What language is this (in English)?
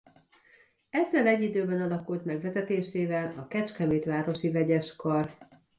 Hungarian